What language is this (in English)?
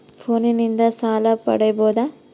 Kannada